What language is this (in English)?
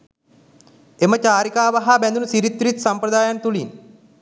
Sinhala